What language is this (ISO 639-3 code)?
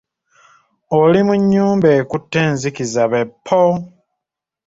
lug